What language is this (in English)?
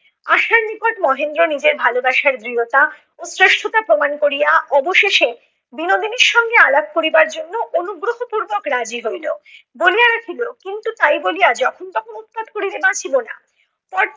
Bangla